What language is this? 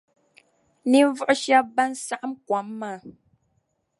Dagbani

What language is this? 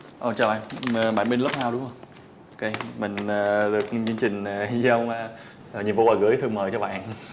Vietnamese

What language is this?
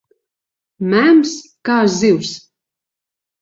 Latvian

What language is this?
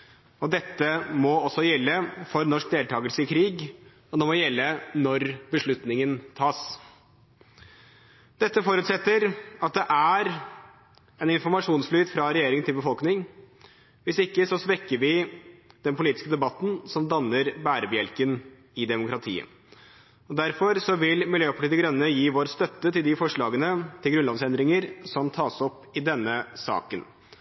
Norwegian Bokmål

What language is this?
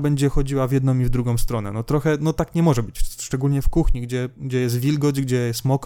Polish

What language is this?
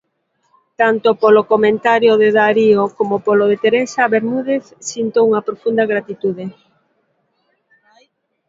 Galician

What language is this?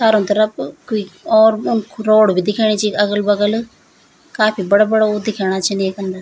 Garhwali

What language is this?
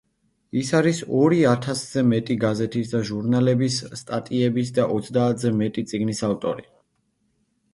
Georgian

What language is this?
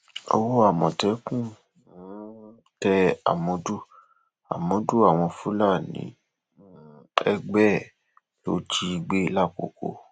Yoruba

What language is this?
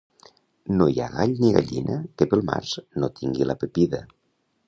Catalan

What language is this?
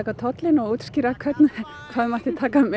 Icelandic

